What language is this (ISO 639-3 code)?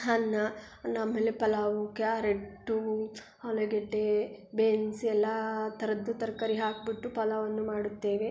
kan